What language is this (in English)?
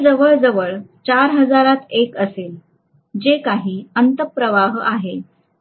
Marathi